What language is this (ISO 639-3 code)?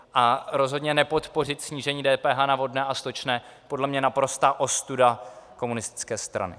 ces